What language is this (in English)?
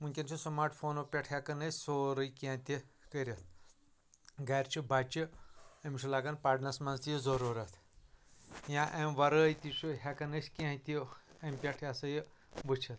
Kashmiri